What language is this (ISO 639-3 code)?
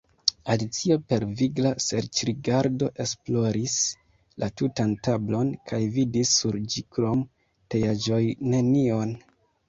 epo